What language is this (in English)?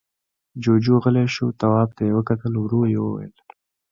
Pashto